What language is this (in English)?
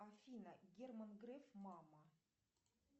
Russian